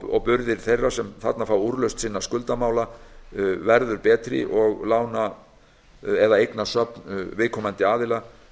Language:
Icelandic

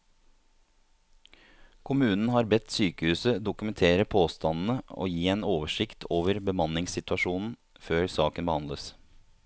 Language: Norwegian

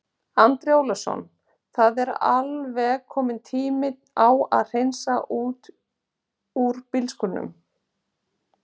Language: Icelandic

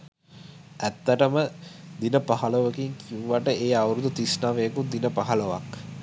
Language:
Sinhala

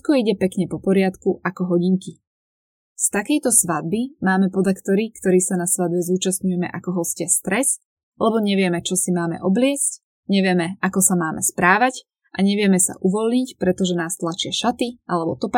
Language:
Slovak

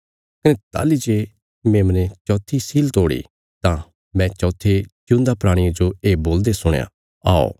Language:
Bilaspuri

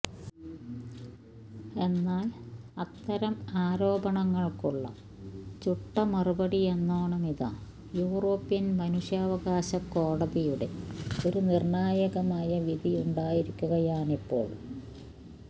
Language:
Malayalam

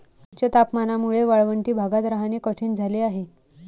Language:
Marathi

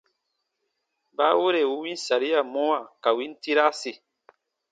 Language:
Baatonum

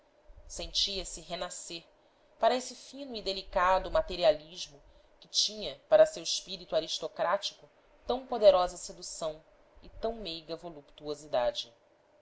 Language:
Portuguese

